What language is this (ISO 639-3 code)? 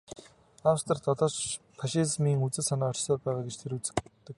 mon